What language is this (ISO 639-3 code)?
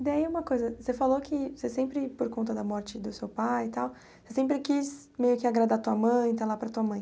por